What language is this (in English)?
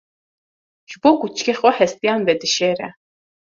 Kurdish